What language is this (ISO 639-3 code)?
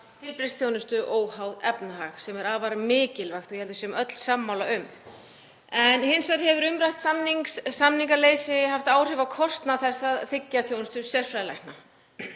isl